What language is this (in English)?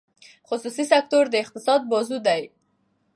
Pashto